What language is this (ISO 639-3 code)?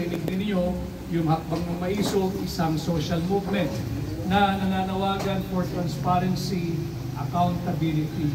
fil